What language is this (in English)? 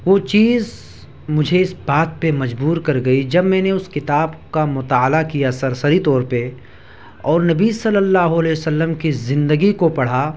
Urdu